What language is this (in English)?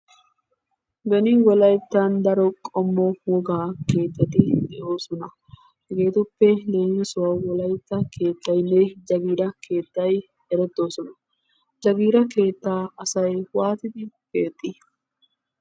Wolaytta